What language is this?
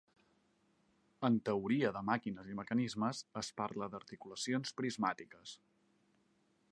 Catalan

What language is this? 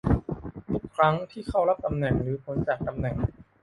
Thai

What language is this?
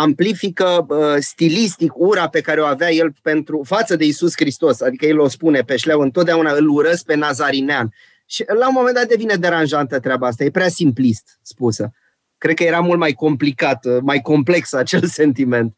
Romanian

